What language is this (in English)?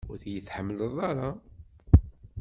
Kabyle